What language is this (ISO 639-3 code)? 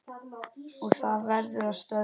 isl